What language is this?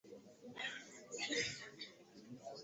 Swahili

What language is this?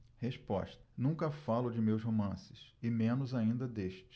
Portuguese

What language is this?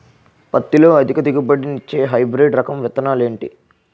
Telugu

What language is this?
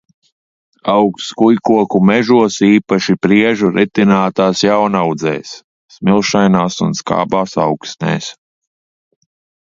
Latvian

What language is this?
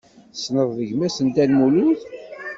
Kabyle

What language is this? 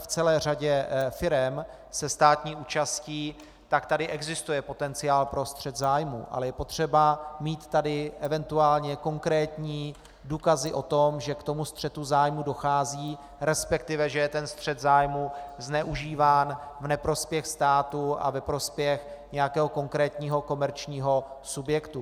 Czech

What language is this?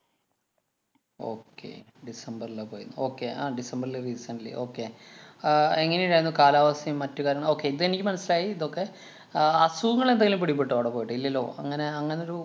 Malayalam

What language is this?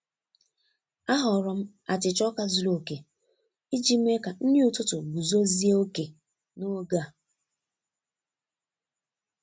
Igbo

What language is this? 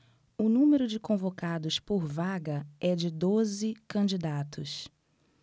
Portuguese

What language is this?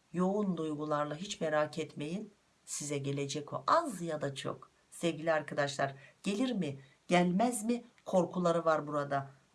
Turkish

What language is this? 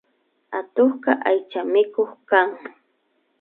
Imbabura Highland Quichua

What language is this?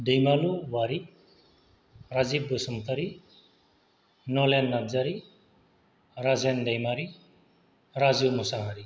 Bodo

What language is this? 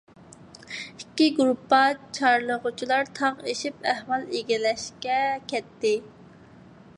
Uyghur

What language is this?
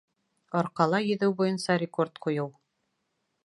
Bashkir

